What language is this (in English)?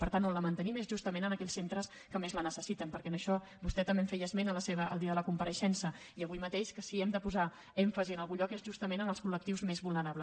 Catalan